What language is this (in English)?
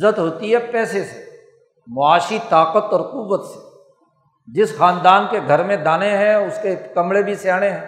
Urdu